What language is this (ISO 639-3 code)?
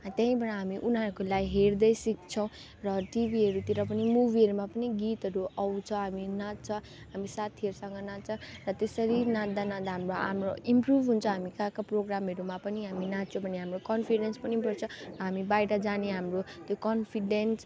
nep